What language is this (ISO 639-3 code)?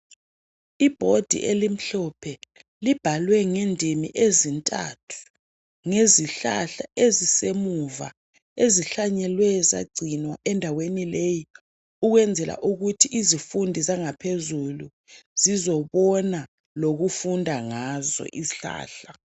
nde